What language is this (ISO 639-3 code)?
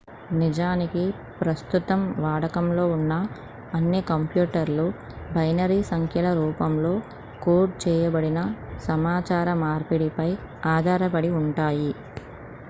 tel